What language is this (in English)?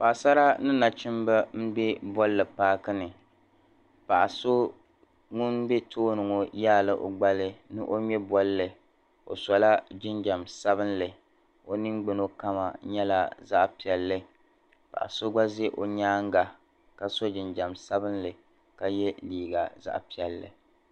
Dagbani